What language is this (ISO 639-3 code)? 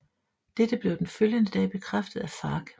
dan